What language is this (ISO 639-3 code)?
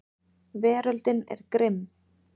isl